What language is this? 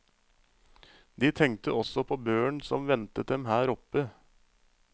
Norwegian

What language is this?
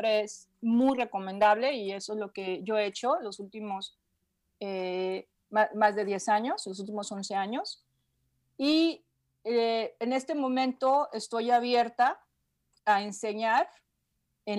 Spanish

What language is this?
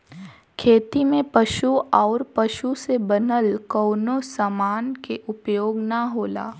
Bhojpuri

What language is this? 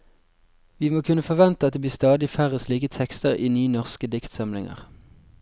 Norwegian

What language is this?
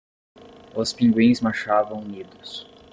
Portuguese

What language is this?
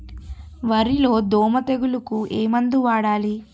Telugu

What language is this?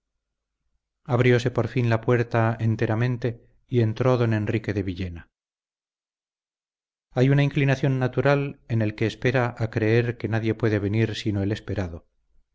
Spanish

